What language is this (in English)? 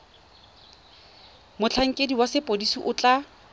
Tswana